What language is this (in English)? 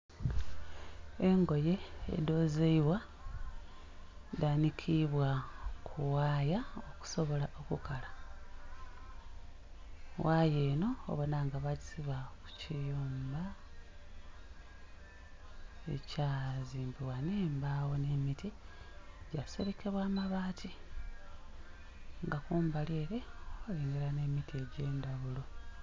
Soga